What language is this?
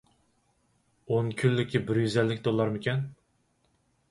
Uyghur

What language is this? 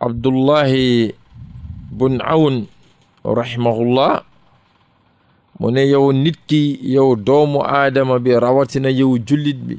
French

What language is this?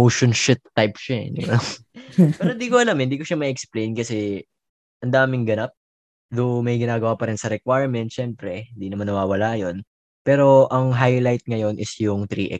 Filipino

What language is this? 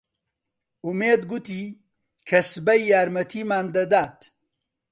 Central Kurdish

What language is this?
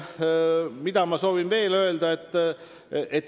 Estonian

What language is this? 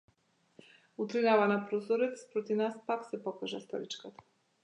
Macedonian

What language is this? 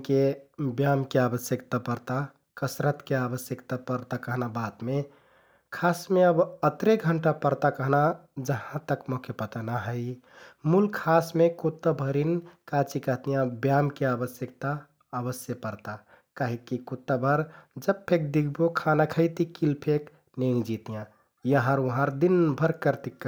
Kathoriya Tharu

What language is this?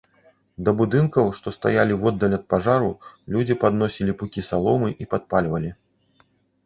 Belarusian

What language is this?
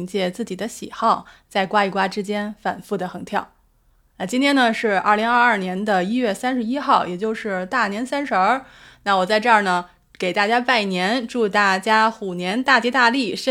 Chinese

